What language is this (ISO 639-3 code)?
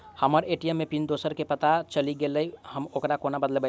mai